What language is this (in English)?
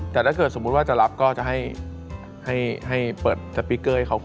Thai